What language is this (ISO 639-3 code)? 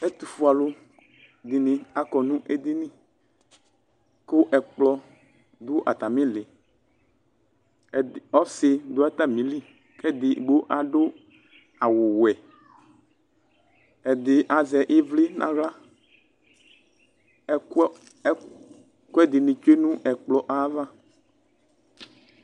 kpo